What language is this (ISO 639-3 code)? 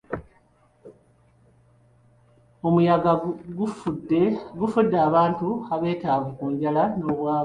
lug